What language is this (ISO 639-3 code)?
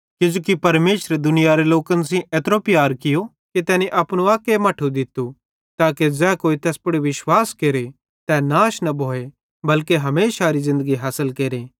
bhd